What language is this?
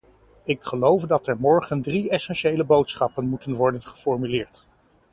Dutch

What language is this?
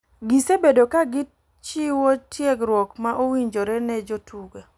Luo (Kenya and Tanzania)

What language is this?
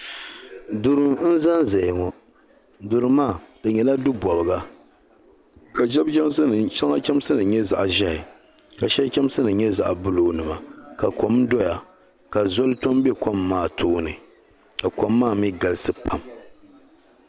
Dagbani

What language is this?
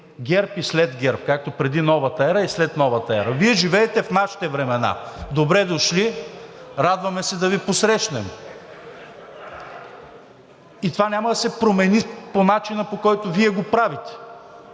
Bulgarian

